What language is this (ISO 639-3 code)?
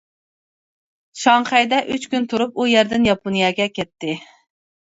uig